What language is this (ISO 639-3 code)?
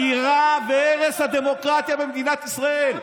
heb